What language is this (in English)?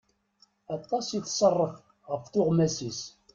Kabyle